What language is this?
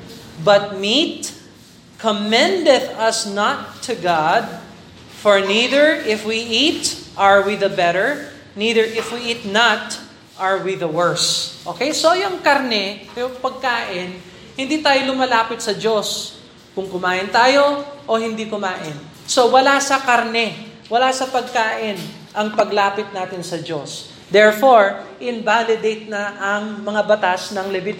Filipino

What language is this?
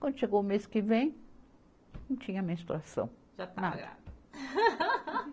Portuguese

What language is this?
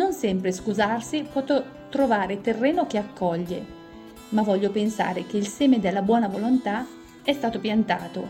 Italian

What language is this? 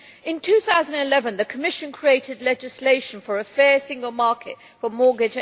English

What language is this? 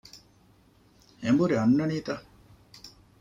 Divehi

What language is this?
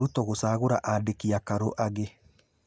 Kikuyu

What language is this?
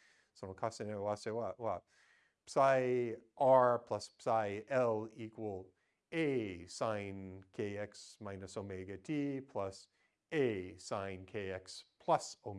Japanese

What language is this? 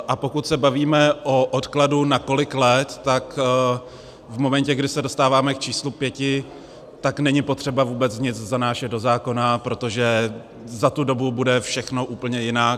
Czech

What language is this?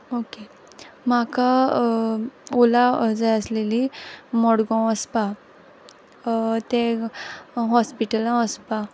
Konkani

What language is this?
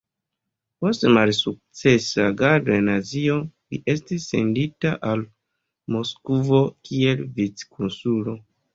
Esperanto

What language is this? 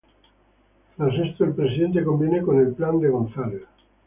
Spanish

